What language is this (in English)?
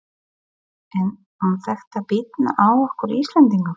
Icelandic